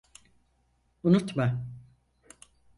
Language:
Turkish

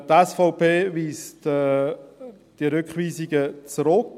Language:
Swiss German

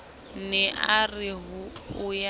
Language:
Southern Sotho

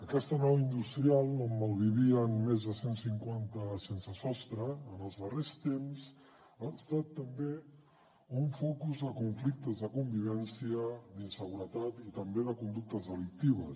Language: Catalan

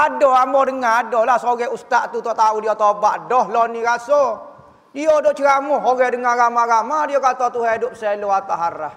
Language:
Malay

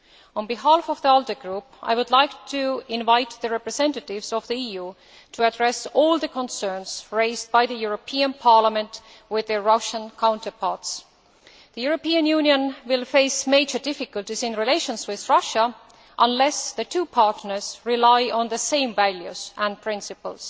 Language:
English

